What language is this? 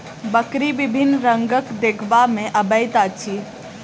Maithili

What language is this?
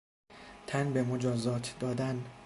Persian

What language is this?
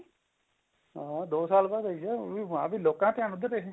Punjabi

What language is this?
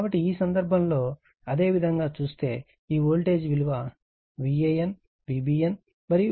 Telugu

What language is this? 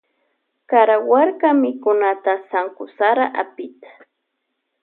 Loja Highland Quichua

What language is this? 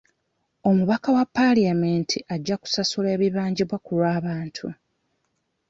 Ganda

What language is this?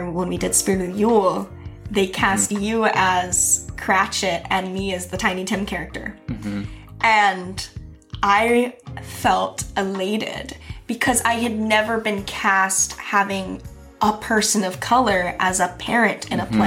English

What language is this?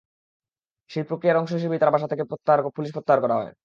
Bangla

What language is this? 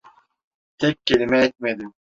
Turkish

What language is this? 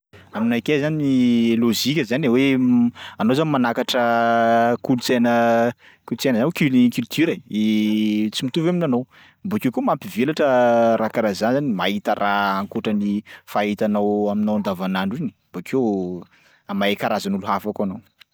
Sakalava Malagasy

